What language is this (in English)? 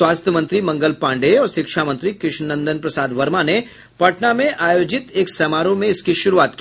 Hindi